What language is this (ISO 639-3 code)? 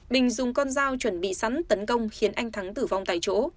vie